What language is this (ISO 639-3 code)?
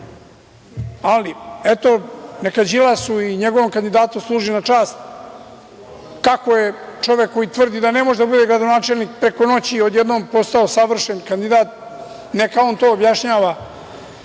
srp